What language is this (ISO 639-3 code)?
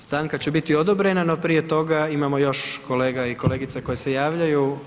hrv